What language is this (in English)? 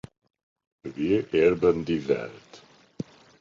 Hungarian